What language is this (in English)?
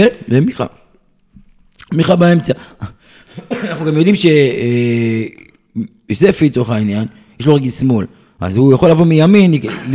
Hebrew